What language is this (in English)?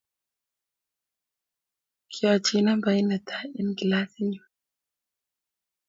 Kalenjin